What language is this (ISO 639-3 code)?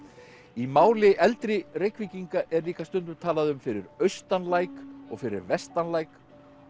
isl